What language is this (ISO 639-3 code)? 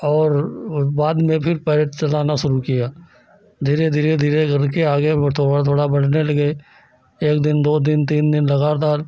hin